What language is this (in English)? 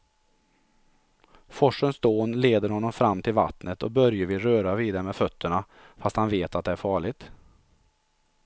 Swedish